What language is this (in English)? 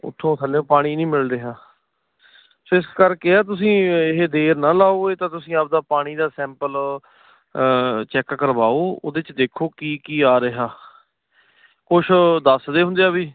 Punjabi